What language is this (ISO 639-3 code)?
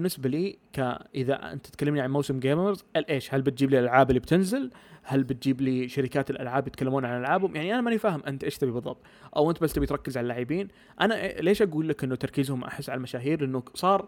ara